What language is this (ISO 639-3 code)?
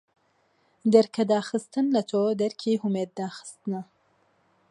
ckb